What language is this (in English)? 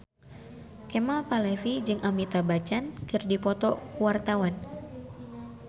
Sundanese